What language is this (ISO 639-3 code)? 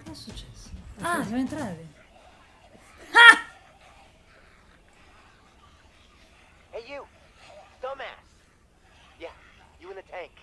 ita